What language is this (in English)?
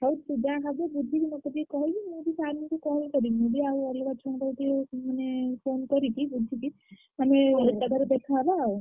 Odia